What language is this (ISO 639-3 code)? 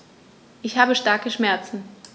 deu